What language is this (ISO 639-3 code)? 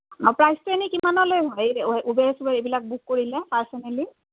asm